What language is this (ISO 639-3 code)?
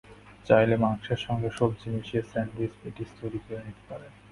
ben